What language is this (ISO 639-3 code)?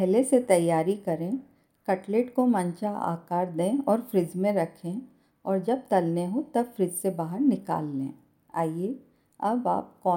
hin